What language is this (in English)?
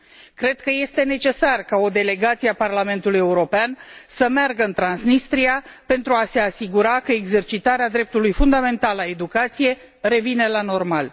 Romanian